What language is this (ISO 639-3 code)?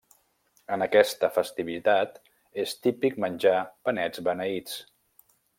cat